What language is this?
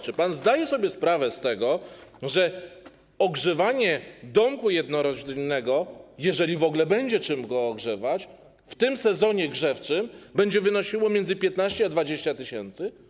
Polish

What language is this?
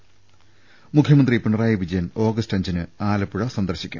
Malayalam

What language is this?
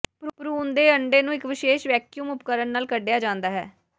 Punjabi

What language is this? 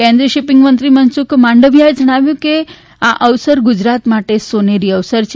Gujarati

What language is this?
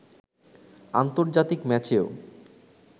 Bangla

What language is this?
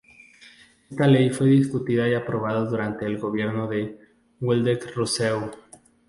Spanish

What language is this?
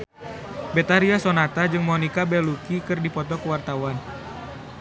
Sundanese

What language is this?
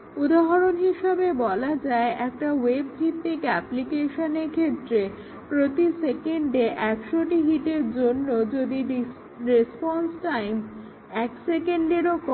Bangla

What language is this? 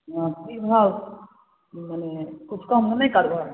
Maithili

